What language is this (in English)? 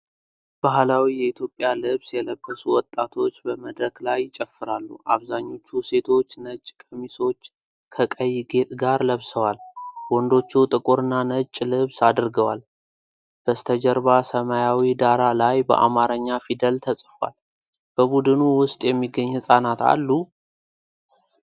Amharic